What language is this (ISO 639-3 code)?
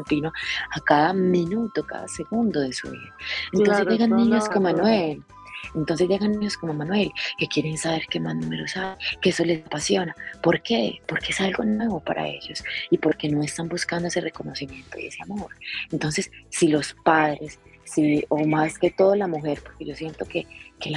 spa